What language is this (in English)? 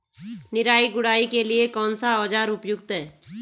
Hindi